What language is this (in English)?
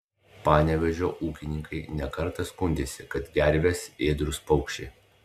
Lithuanian